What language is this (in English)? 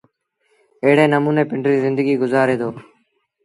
Sindhi Bhil